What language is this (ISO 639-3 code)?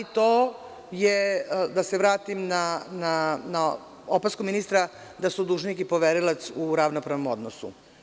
srp